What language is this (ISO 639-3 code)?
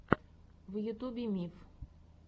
rus